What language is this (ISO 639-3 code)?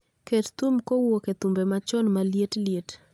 luo